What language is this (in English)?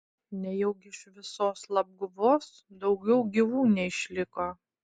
Lithuanian